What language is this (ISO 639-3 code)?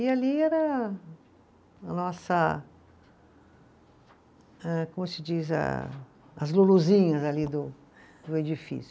por